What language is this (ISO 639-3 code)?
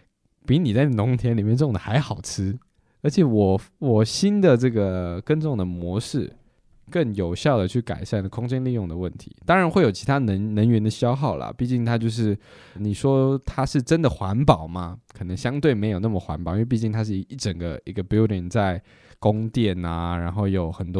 zho